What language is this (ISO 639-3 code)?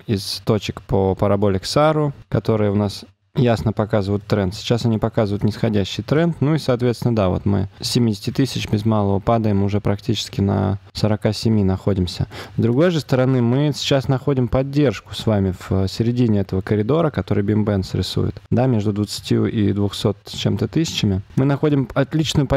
rus